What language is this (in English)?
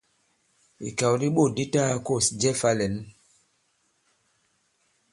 Bankon